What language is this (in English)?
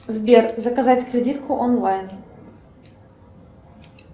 Russian